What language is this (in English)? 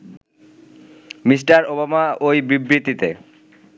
Bangla